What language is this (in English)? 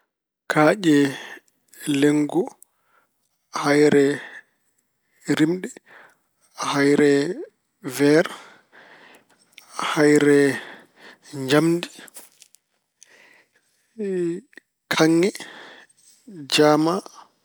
Fula